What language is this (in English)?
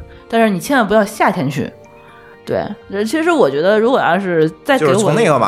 Chinese